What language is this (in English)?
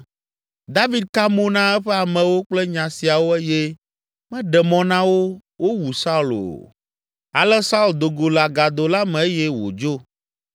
Ewe